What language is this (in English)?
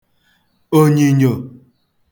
Igbo